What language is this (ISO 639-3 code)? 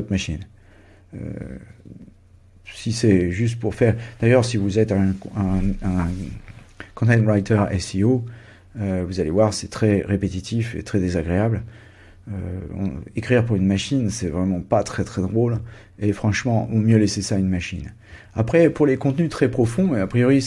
fra